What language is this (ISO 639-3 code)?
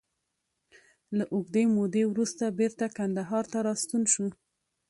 pus